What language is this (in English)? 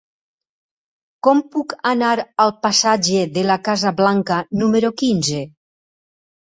Catalan